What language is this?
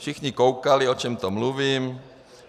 Czech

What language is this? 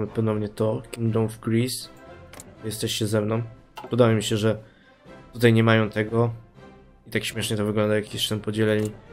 Polish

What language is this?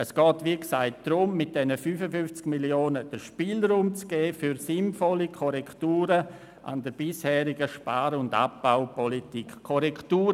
Swiss German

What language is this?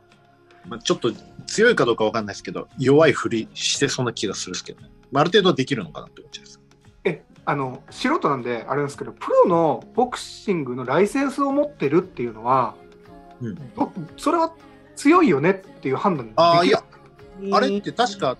Japanese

